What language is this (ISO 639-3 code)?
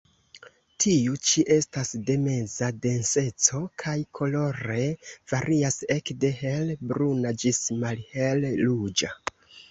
epo